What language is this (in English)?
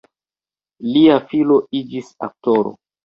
Esperanto